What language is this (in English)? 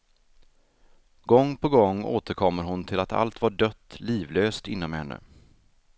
Swedish